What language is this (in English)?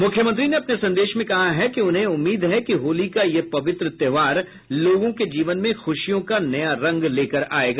Hindi